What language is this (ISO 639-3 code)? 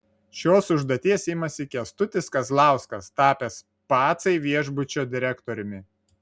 lit